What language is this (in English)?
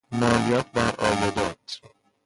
Persian